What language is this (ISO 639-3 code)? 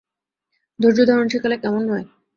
ben